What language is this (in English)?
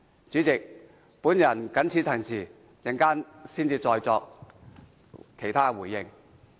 Cantonese